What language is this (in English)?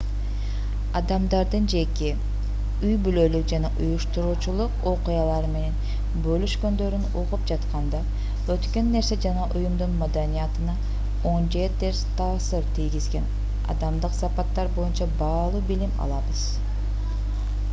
Kyrgyz